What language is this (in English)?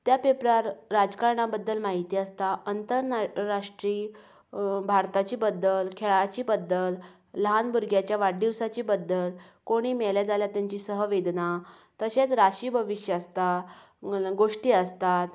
Konkani